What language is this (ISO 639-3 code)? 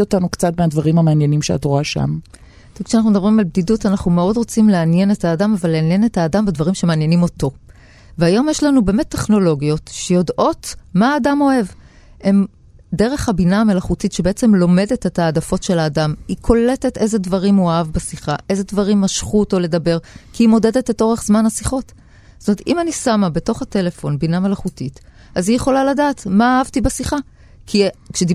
heb